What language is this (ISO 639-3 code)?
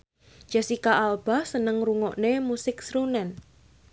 jav